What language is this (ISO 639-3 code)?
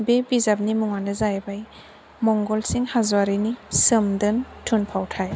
brx